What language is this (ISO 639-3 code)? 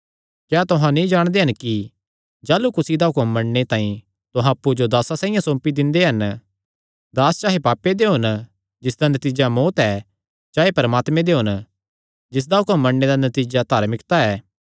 xnr